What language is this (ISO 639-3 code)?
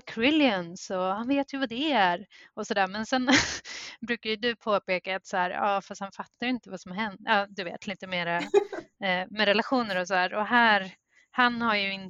swe